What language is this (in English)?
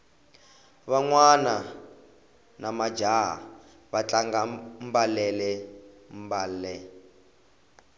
Tsonga